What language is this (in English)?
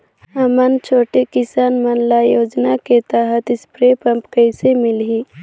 Chhattisgarhi